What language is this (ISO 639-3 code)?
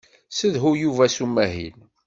kab